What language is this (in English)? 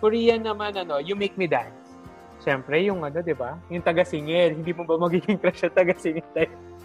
Filipino